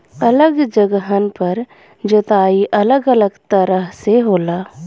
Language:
Bhojpuri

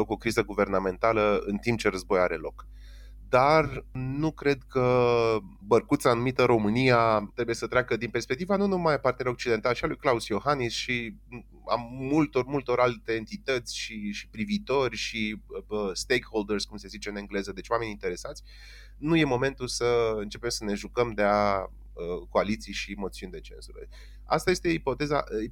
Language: Romanian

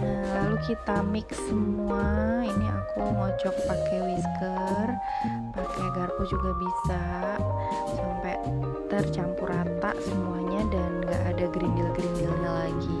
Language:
Indonesian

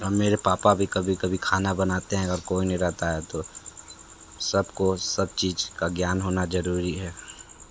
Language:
Hindi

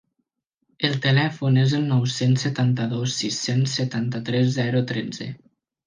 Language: Catalan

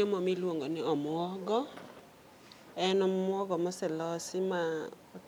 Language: Luo (Kenya and Tanzania)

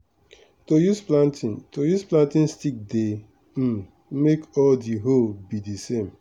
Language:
Nigerian Pidgin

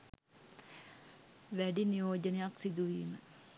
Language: Sinhala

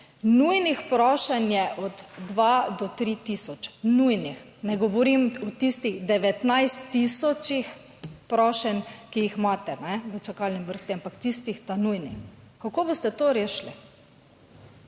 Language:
Slovenian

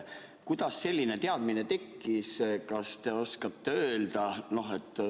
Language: Estonian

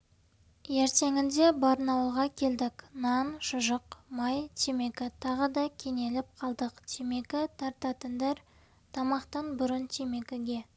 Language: Kazakh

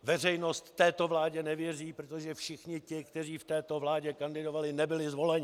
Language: Czech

